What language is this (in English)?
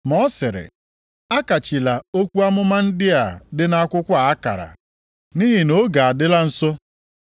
Igbo